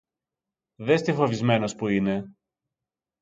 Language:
Greek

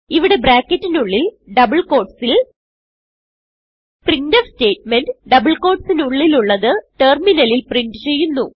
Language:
Malayalam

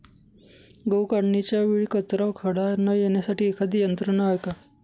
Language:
Marathi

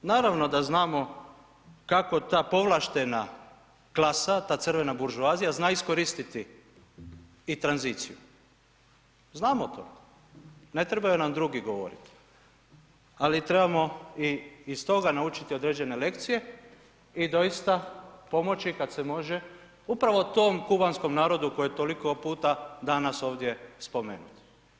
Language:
Croatian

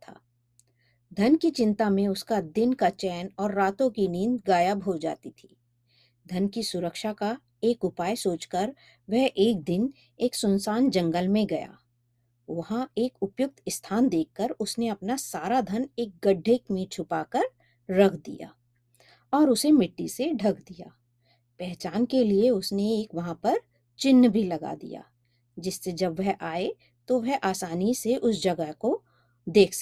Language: Hindi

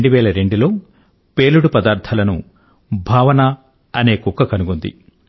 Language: Telugu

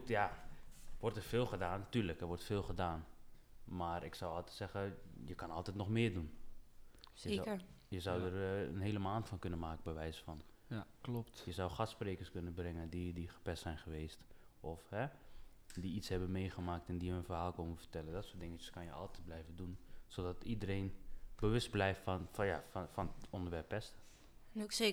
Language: Dutch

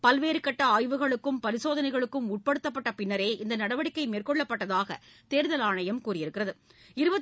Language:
Tamil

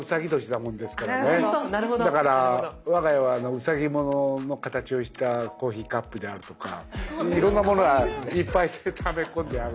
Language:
Japanese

